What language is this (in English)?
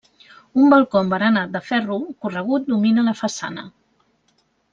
Catalan